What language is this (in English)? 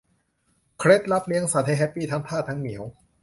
Thai